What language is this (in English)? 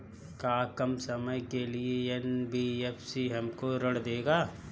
Bhojpuri